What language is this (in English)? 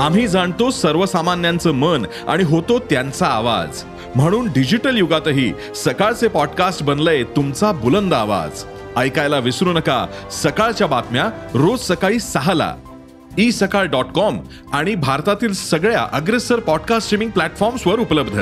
Marathi